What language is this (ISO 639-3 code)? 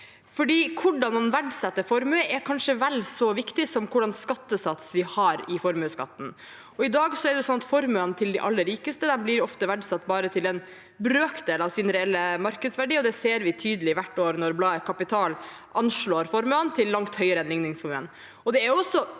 nor